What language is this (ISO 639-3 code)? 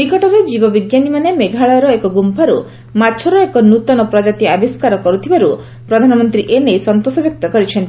ori